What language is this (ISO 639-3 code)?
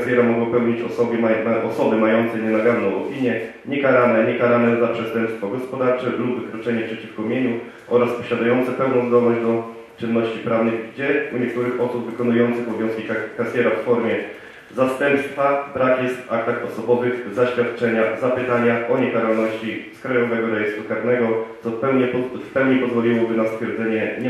pol